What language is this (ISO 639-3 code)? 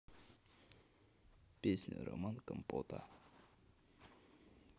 rus